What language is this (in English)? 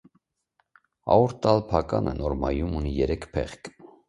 Armenian